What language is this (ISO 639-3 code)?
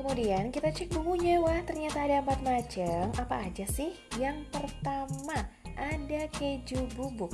ind